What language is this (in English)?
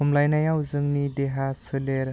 Bodo